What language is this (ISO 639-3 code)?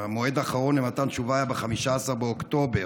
heb